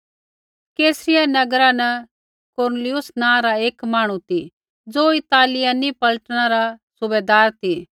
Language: Kullu Pahari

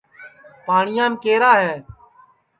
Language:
Sansi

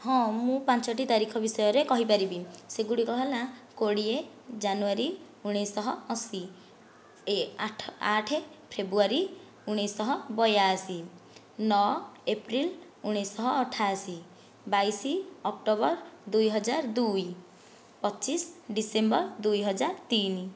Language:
Odia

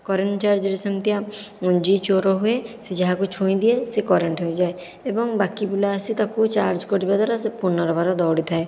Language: Odia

